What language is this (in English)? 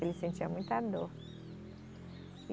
Portuguese